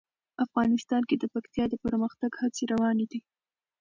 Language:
Pashto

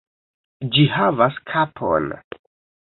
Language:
Esperanto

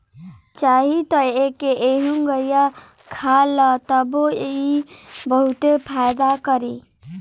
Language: Bhojpuri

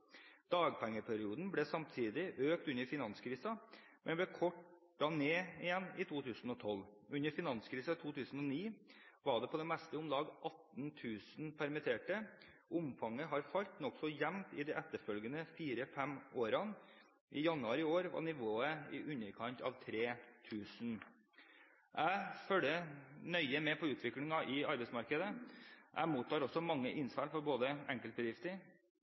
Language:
Norwegian Bokmål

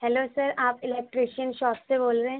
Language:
Urdu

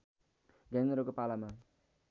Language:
Nepali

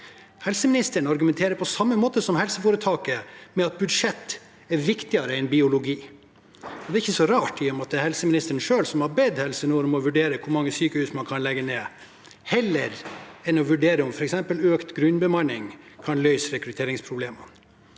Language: Norwegian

